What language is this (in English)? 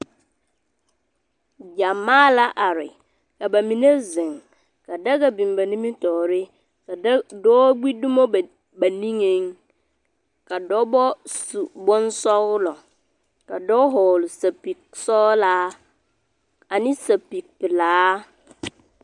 Southern Dagaare